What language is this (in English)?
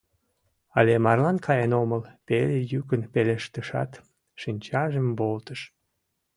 Mari